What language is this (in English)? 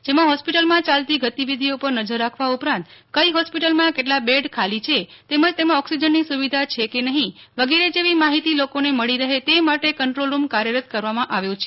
Gujarati